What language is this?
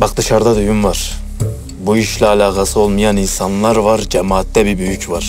Turkish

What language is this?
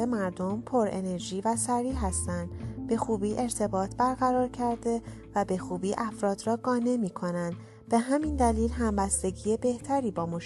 Persian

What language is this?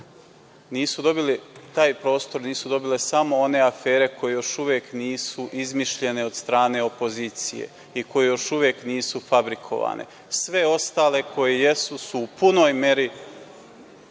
Serbian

